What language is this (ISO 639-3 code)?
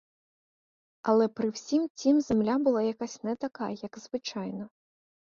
ukr